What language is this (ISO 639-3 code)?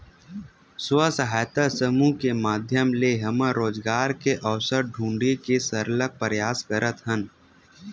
hne